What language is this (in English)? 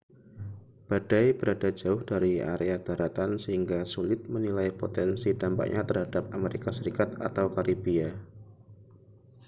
Indonesian